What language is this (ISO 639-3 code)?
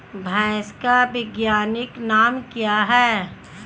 hin